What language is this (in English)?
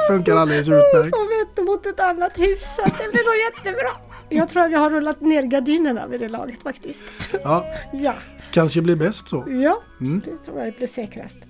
Swedish